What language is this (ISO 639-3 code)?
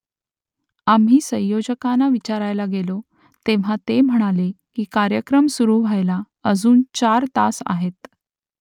mar